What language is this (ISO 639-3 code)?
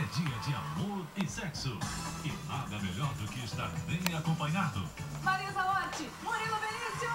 por